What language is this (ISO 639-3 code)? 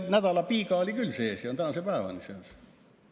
est